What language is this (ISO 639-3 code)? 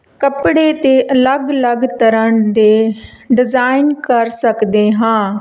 pan